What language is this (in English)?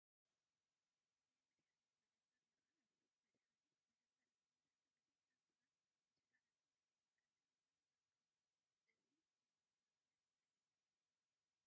Tigrinya